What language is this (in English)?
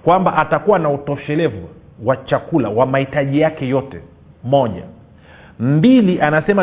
Swahili